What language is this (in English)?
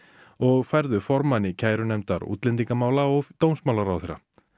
Icelandic